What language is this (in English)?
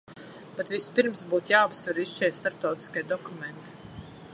Latvian